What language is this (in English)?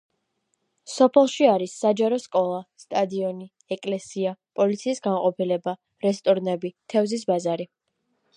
Georgian